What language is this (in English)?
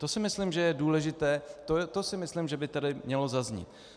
Czech